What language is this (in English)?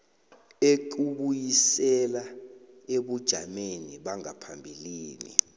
South Ndebele